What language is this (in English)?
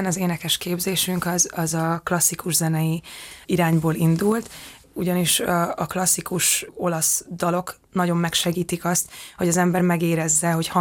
Hungarian